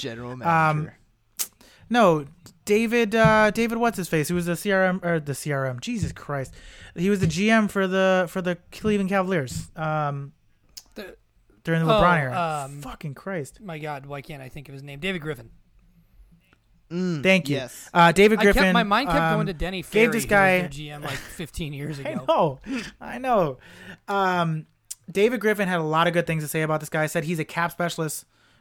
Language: English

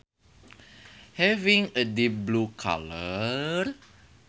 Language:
Sundanese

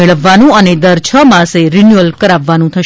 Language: Gujarati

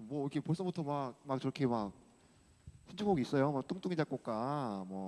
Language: Korean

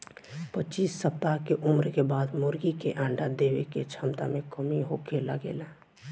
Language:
Bhojpuri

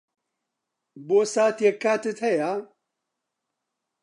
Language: Central Kurdish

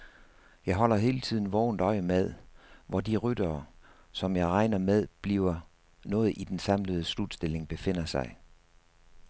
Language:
Danish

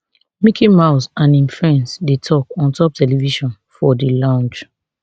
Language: Nigerian Pidgin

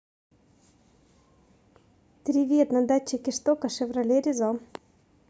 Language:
Russian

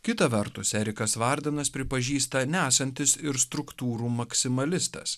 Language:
Lithuanian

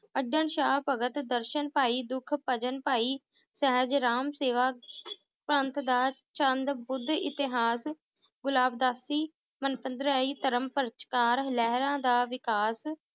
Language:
Punjabi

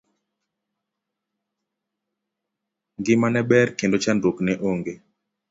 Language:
Luo (Kenya and Tanzania)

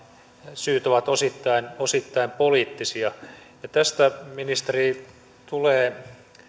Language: Finnish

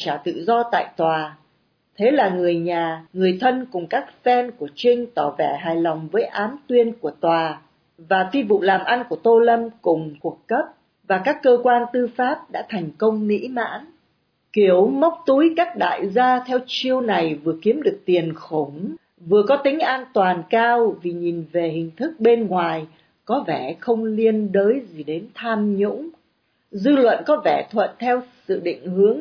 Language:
Vietnamese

